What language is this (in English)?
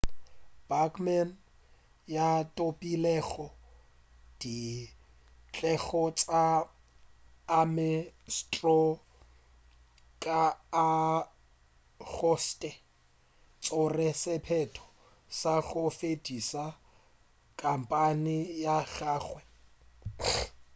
Northern Sotho